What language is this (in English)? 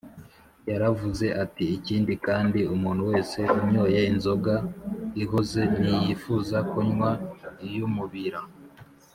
Kinyarwanda